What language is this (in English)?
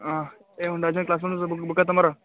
Kannada